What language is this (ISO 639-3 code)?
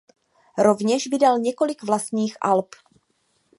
ces